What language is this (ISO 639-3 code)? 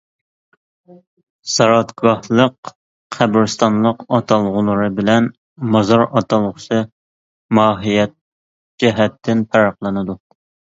uig